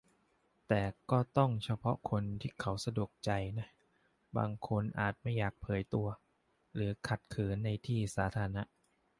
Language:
Thai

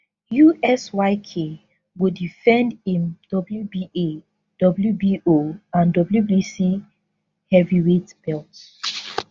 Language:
Nigerian Pidgin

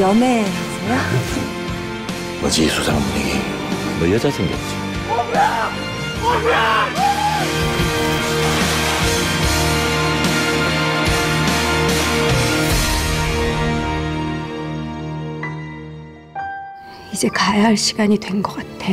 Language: Korean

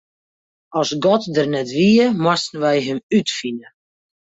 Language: Western Frisian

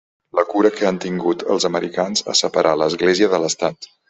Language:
Catalan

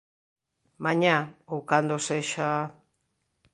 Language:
Galician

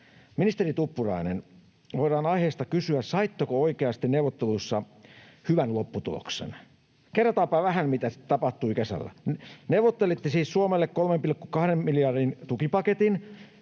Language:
Finnish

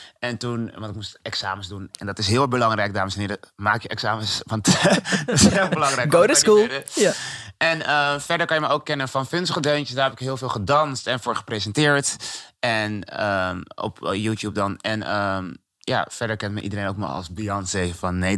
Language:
Dutch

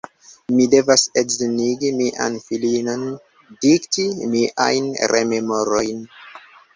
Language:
Esperanto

